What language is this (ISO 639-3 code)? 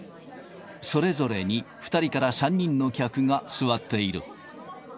jpn